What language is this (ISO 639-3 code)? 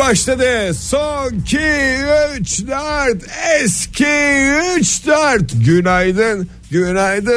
tur